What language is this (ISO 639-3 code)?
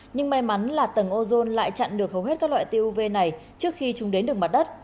vie